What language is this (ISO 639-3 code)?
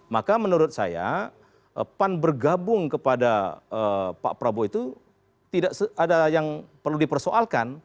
ind